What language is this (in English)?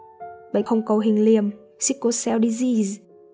Vietnamese